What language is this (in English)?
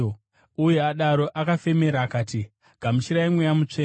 Shona